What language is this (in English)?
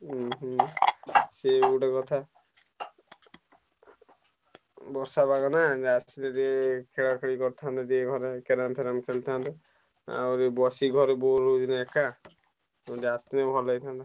Odia